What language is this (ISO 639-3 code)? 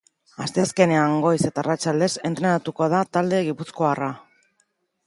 eus